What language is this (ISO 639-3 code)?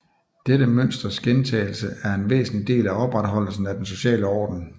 dan